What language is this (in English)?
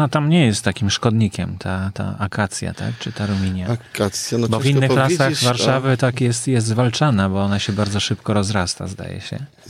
Polish